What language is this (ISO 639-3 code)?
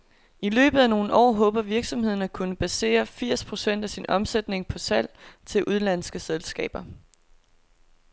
dan